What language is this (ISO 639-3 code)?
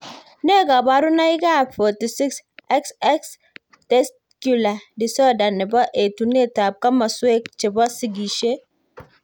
kln